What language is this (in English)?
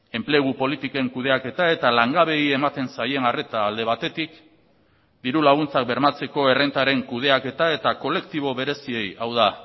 Basque